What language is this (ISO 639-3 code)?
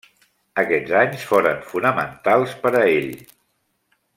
cat